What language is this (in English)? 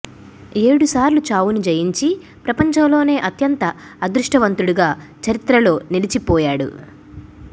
Telugu